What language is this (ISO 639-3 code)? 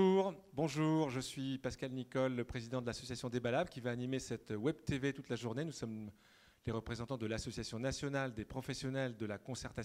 fra